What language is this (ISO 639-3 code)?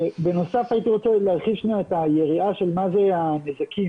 heb